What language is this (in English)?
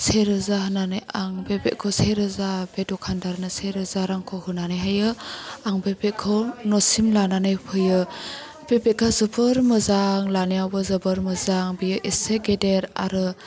Bodo